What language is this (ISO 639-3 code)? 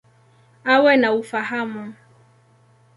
swa